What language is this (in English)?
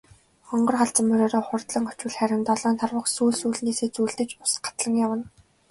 Mongolian